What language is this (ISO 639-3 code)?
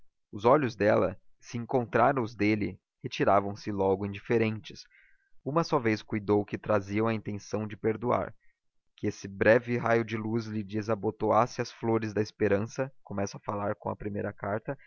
por